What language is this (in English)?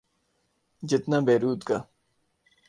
Urdu